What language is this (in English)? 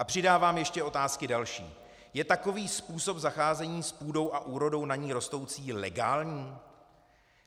Czech